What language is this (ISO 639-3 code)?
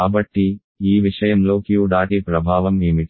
tel